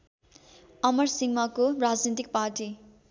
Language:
Nepali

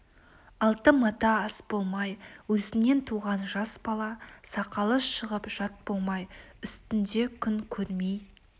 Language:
Kazakh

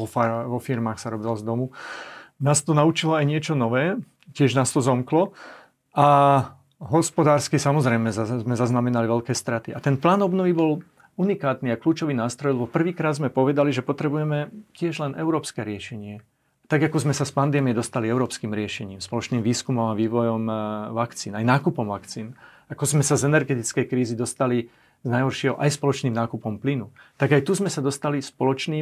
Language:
Slovak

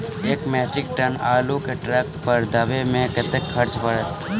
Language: Maithili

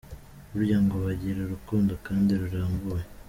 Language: Kinyarwanda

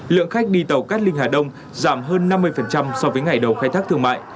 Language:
Vietnamese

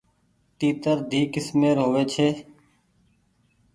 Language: Goaria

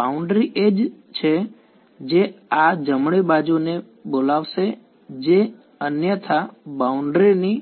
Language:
Gujarati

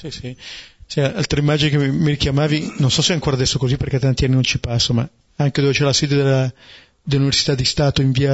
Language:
Italian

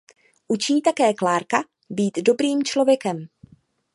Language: Czech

